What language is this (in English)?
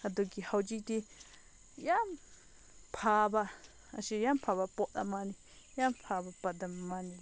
Manipuri